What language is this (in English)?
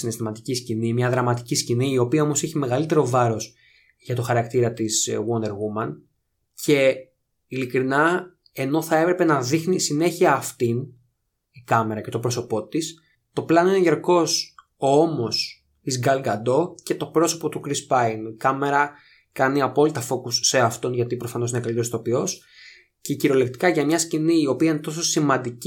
Greek